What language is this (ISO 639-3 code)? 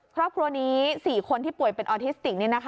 tha